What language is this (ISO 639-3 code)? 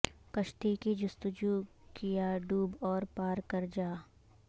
urd